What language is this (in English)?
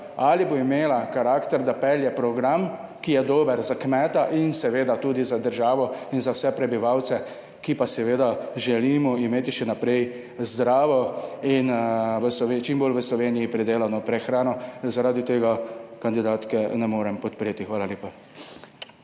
Slovenian